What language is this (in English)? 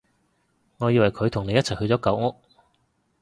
Cantonese